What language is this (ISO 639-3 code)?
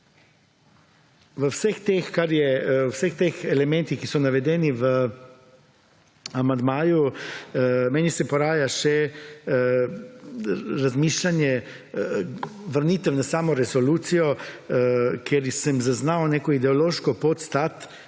slv